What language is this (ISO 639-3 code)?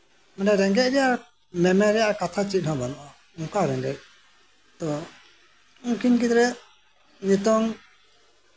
sat